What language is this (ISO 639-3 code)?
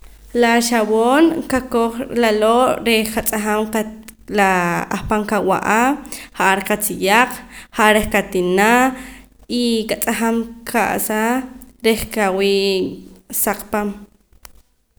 poc